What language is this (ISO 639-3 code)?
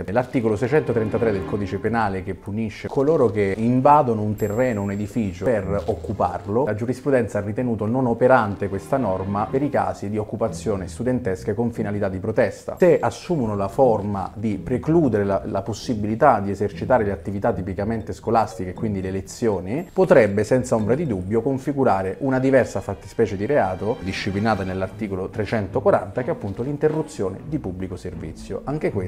ita